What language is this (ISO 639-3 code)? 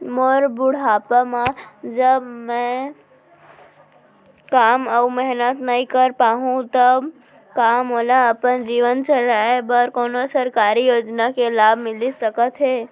hne